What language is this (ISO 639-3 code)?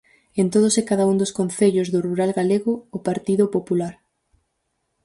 glg